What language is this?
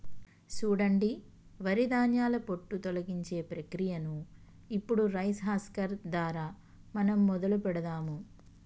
Telugu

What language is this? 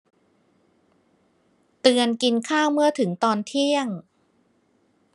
Thai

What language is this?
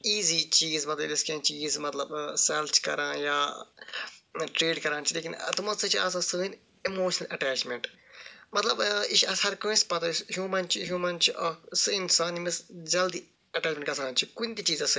Kashmiri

